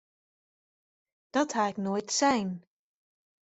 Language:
Western Frisian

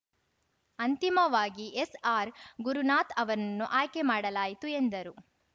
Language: Kannada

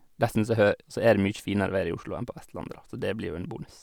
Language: Norwegian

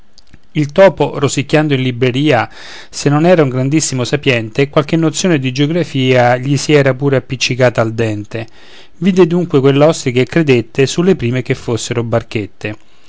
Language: Italian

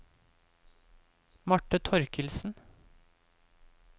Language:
Norwegian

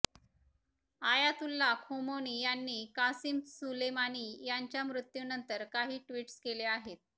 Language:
Marathi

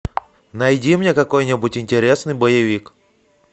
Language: Russian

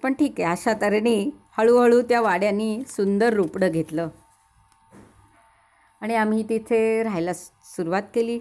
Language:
Hindi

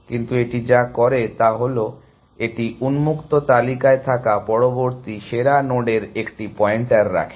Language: Bangla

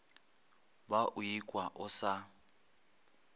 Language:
Northern Sotho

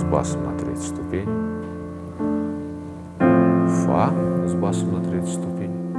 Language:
Russian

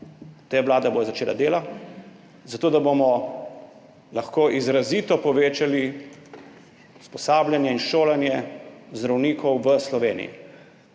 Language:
Slovenian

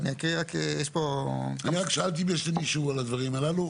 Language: Hebrew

